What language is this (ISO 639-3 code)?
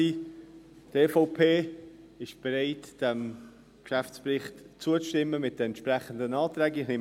gsw